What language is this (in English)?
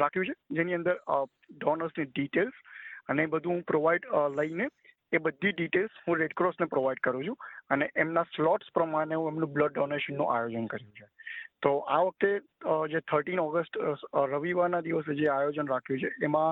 Gujarati